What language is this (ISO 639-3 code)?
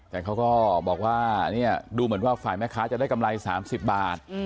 tha